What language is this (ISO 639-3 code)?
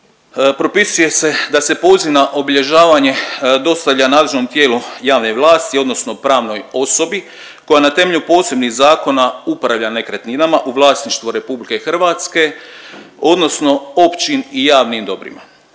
hrv